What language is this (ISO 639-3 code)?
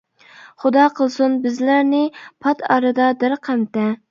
uig